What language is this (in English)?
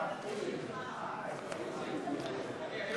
Hebrew